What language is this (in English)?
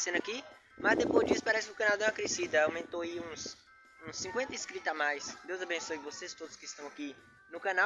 Portuguese